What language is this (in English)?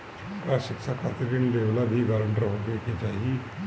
Bhojpuri